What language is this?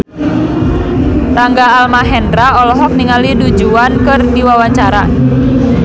Sundanese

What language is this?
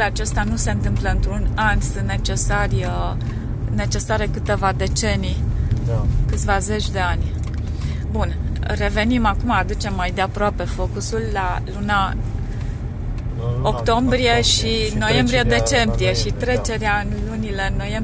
Romanian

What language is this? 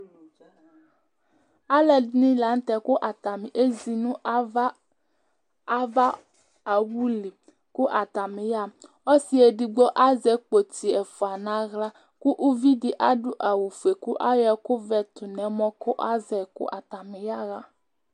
Ikposo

